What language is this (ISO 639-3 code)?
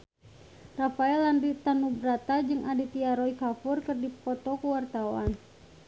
sun